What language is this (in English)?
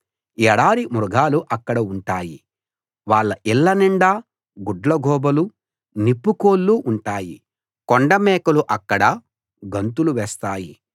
Telugu